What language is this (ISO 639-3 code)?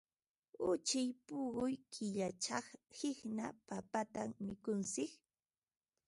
qva